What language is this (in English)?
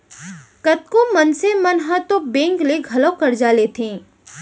Chhattisgarhi